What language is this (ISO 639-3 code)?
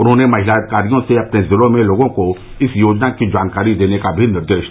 hin